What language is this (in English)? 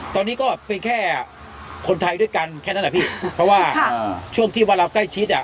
Thai